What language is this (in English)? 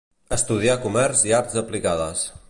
Catalan